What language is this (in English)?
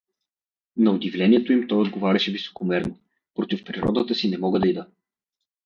Bulgarian